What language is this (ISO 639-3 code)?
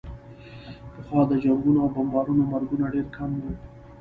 pus